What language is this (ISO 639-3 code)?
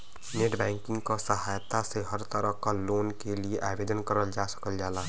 bho